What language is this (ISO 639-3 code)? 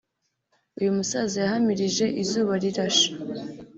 kin